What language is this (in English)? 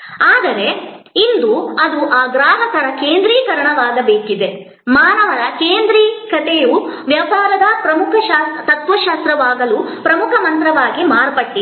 Kannada